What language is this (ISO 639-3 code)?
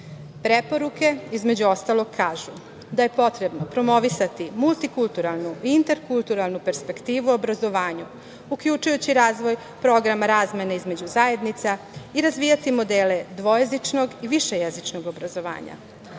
srp